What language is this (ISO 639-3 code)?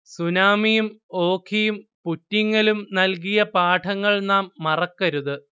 mal